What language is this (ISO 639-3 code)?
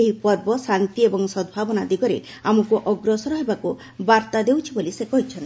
ori